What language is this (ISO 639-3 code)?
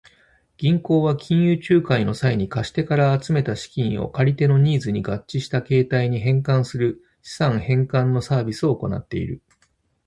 jpn